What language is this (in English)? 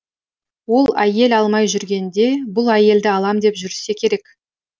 Kazakh